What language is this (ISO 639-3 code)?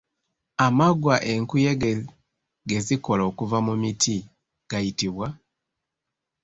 lug